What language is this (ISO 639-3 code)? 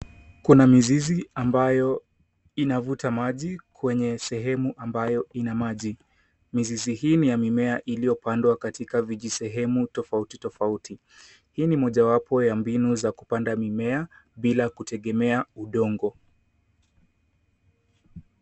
swa